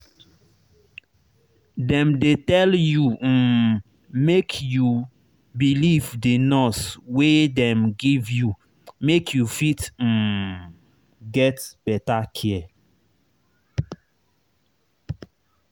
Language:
Nigerian Pidgin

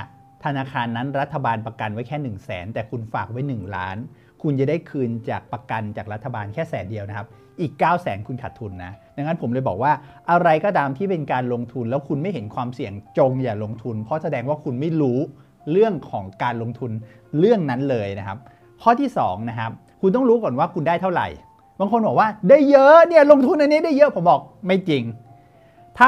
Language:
Thai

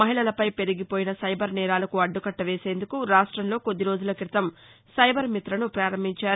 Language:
Telugu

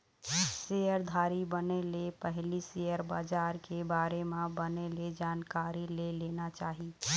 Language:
Chhattisgarhi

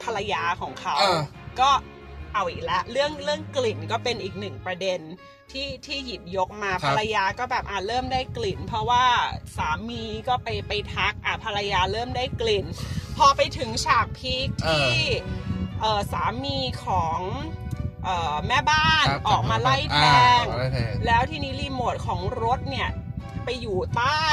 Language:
Thai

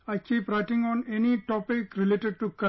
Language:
English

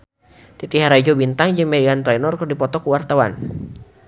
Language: Sundanese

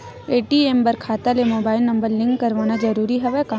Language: Chhattisgarhi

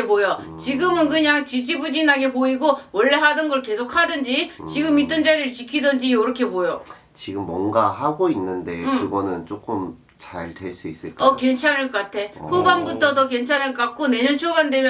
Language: Korean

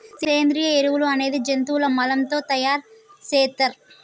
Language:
Telugu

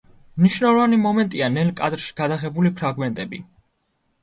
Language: Georgian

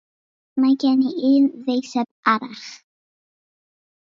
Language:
Welsh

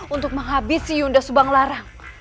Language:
Indonesian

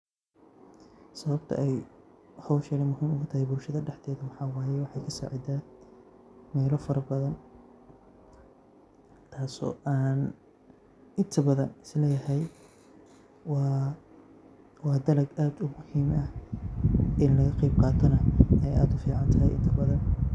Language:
Somali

